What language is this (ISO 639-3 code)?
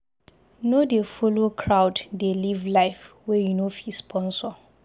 pcm